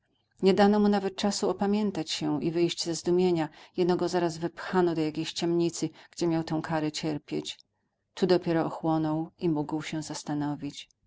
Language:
Polish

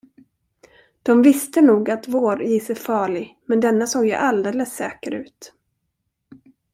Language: Swedish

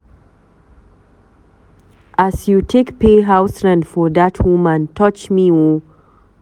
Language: Nigerian Pidgin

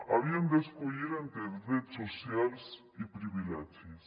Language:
Catalan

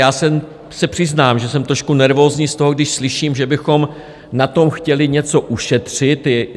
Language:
Czech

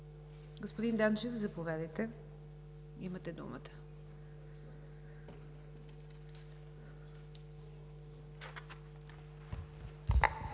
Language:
Bulgarian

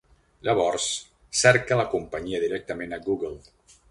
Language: Catalan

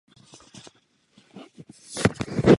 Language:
Czech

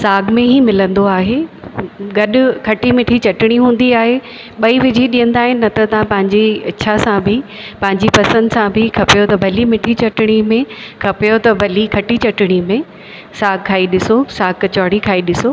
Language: Sindhi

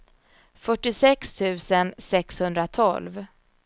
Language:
Swedish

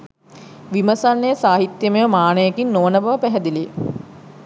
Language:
Sinhala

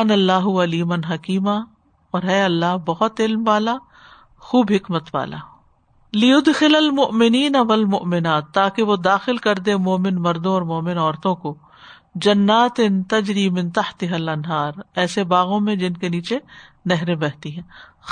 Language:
Urdu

